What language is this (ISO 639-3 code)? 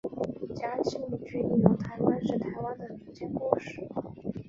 zho